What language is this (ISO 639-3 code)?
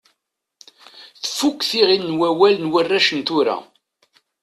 kab